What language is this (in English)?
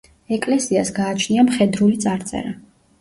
Georgian